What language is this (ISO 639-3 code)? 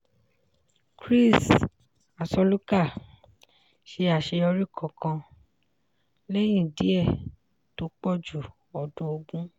yor